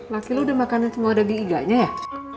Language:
Indonesian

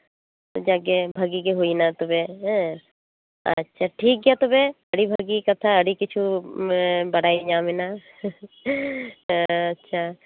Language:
Santali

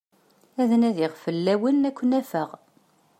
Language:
Kabyle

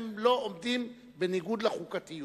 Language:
Hebrew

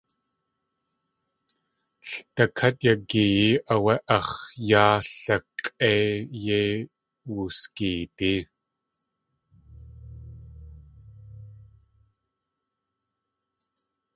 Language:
Tlingit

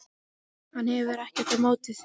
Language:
Icelandic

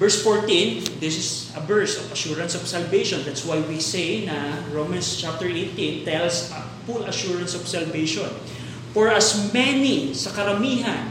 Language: Filipino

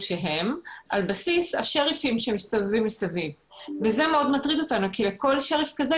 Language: Hebrew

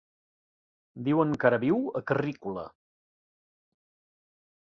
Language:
Catalan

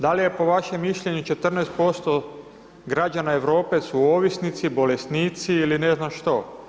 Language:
Croatian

